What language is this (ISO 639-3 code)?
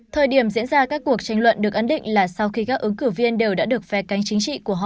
vie